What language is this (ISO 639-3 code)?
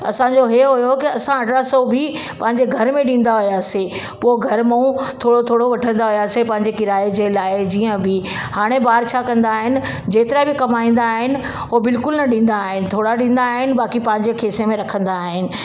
snd